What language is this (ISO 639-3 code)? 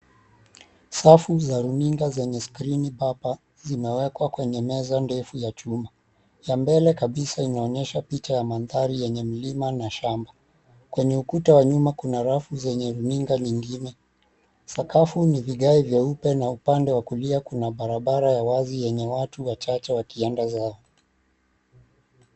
swa